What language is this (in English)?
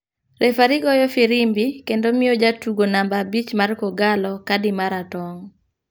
Luo (Kenya and Tanzania)